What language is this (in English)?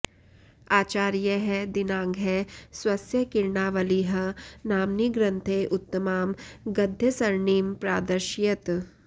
Sanskrit